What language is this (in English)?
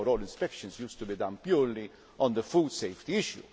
English